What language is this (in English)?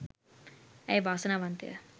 Sinhala